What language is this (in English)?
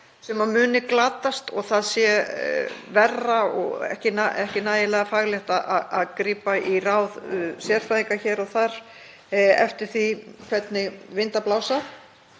Icelandic